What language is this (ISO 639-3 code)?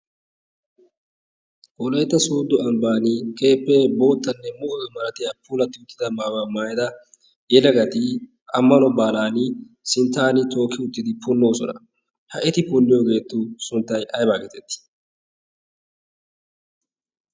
wal